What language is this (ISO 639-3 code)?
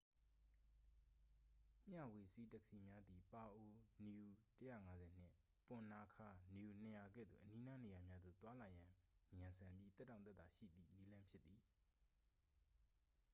mya